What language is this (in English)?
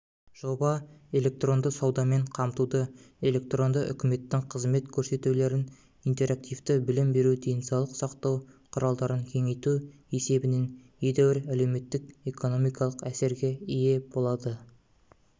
Kazakh